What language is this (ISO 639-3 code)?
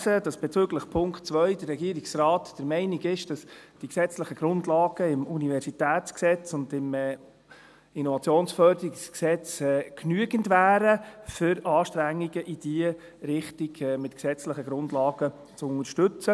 gsw